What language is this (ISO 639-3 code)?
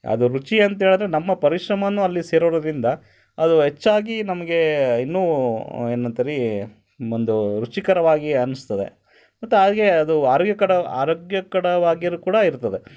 kan